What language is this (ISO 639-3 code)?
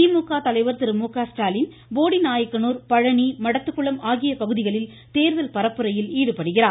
tam